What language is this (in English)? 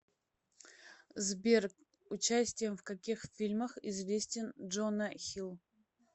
Russian